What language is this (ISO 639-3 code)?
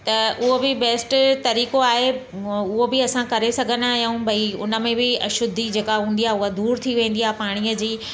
snd